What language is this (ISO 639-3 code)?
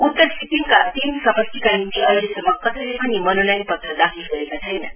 nep